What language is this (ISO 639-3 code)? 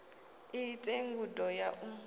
ven